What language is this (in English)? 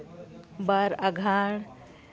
Santali